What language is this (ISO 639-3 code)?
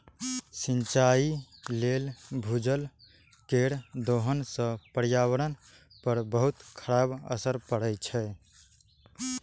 mai